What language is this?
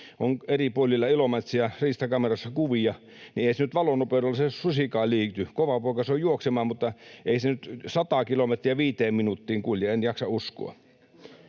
Finnish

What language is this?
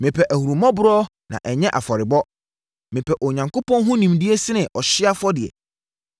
Akan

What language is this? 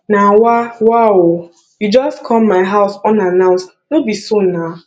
Nigerian Pidgin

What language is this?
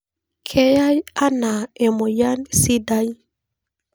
Masai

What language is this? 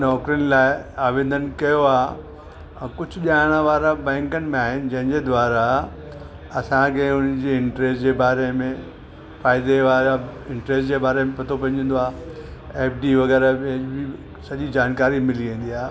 Sindhi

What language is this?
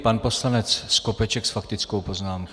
Czech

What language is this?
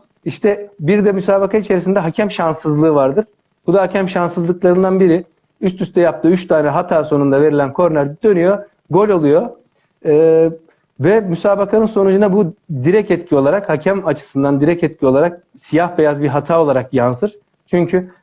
Turkish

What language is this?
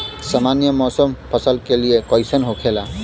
Bhojpuri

